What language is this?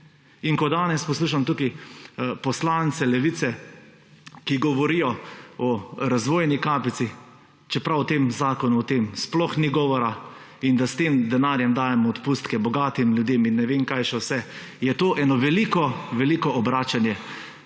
Slovenian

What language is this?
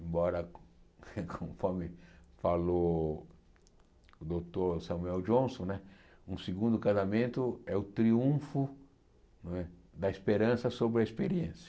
Portuguese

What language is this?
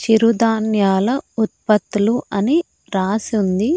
Telugu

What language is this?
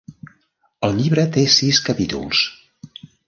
Catalan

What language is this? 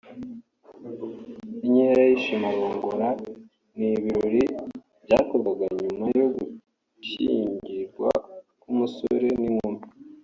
Kinyarwanda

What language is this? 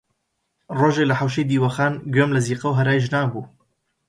Central Kurdish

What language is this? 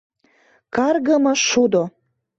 Mari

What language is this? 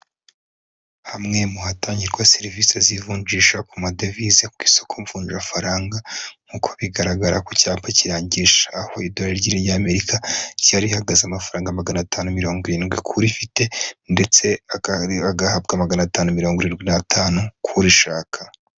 Kinyarwanda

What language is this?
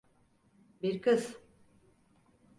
Turkish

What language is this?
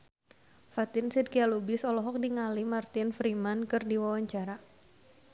Sundanese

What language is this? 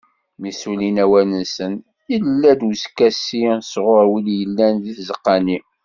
Kabyle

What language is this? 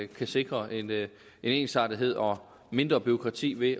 Danish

